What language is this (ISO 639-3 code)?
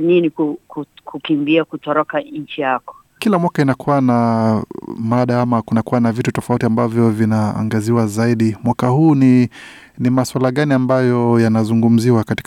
swa